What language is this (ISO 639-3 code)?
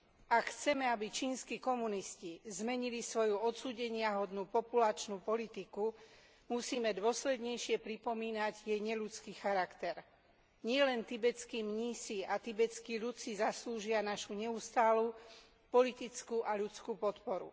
slk